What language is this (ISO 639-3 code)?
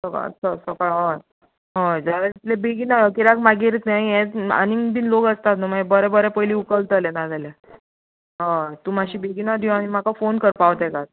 kok